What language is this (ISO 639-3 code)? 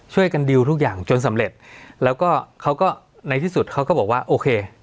tha